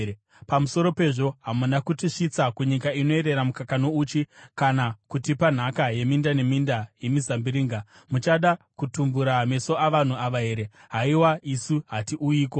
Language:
Shona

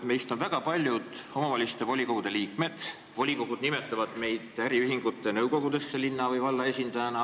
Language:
Estonian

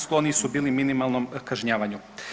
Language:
Croatian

